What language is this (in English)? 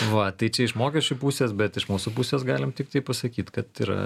Lithuanian